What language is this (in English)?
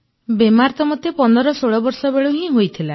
Odia